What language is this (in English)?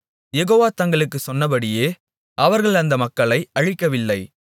Tamil